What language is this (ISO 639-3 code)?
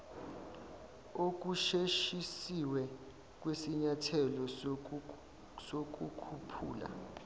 zul